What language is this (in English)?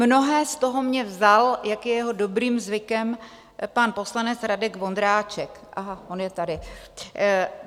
Czech